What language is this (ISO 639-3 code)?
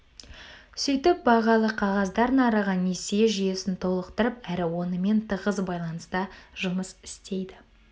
kaz